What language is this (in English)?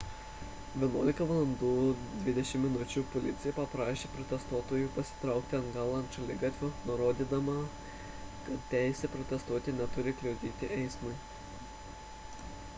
Lithuanian